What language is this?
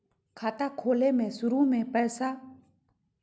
Magahi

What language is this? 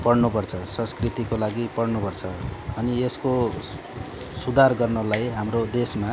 Nepali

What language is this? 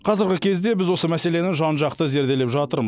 Kazakh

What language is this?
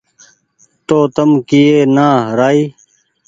Goaria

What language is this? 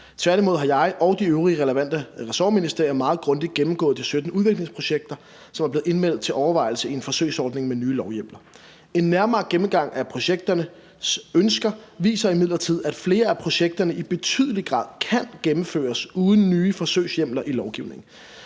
Danish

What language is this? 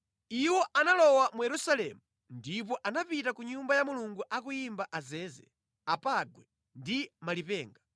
Nyanja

